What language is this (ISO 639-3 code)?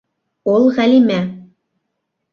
bak